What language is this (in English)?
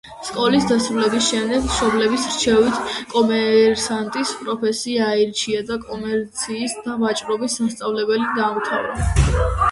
Georgian